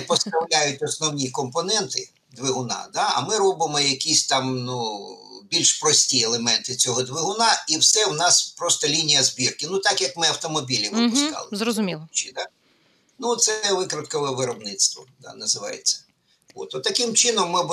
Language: Ukrainian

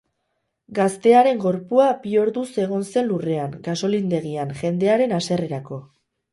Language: Basque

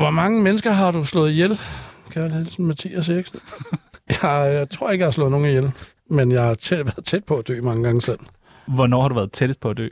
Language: Danish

